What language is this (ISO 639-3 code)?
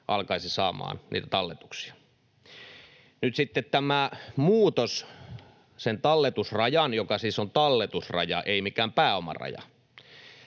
fin